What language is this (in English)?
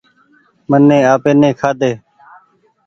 Goaria